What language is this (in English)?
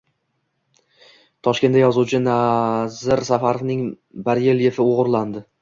Uzbek